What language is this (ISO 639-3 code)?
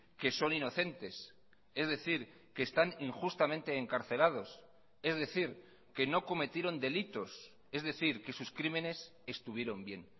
spa